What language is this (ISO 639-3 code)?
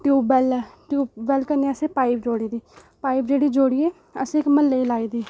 doi